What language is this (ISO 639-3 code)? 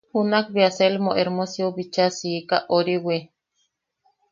yaq